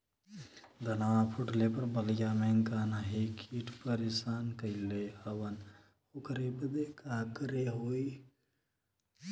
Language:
Bhojpuri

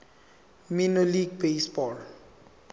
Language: Zulu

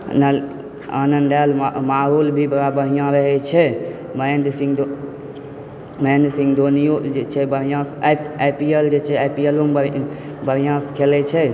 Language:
Maithili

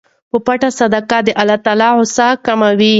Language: Pashto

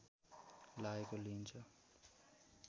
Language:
Nepali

